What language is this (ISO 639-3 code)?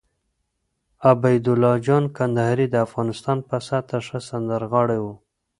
pus